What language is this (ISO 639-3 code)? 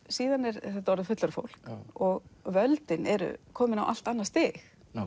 isl